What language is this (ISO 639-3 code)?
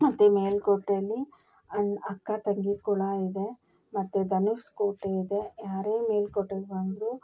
kan